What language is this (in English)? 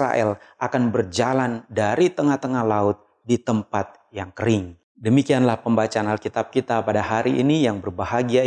Indonesian